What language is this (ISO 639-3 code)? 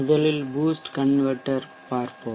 tam